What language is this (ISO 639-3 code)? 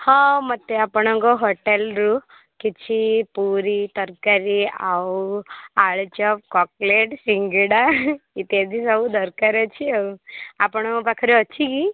ori